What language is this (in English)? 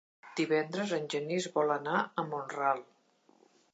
Catalan